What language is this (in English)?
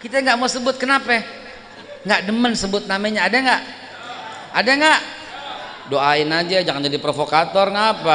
Indonesian